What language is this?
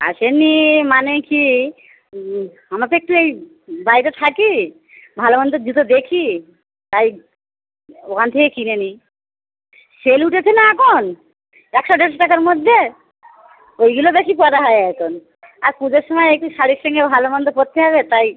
Bangla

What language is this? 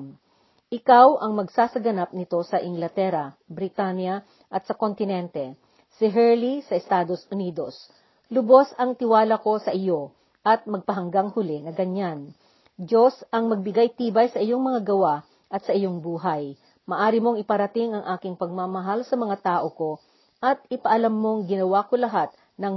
Filipino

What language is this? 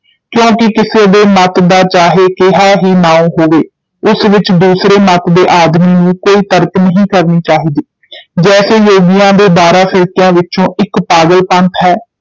Punjabi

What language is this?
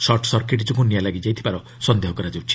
Odia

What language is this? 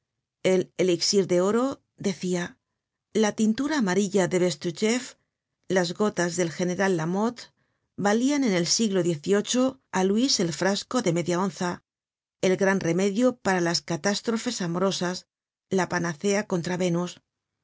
Spanish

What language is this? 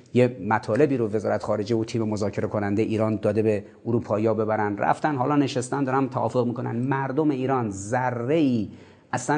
Persian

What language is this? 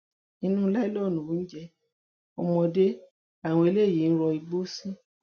Yoruba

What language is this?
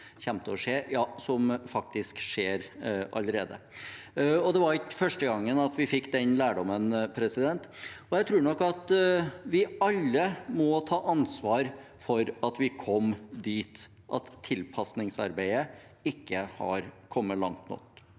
Norwegian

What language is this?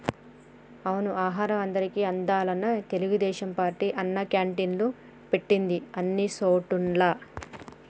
Telugu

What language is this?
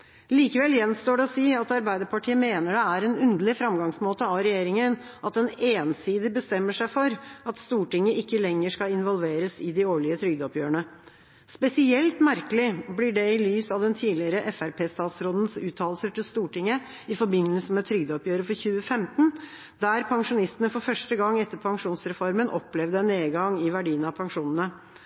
Norwegian Bokmål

